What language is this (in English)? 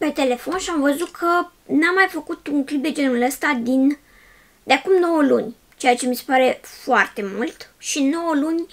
Romanian